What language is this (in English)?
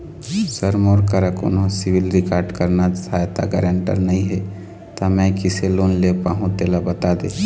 Chhattisgarhi